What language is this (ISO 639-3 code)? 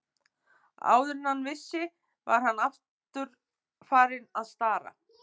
isl